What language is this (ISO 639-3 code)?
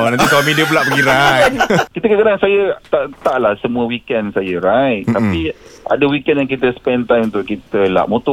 msa